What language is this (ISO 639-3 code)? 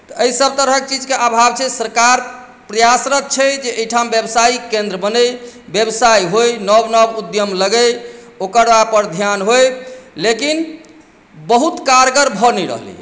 mai